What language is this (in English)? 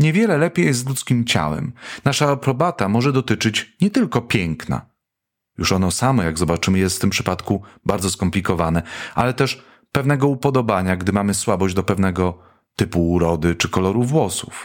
Polish